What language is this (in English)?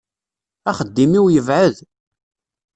Kabyle